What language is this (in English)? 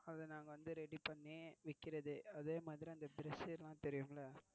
Tamil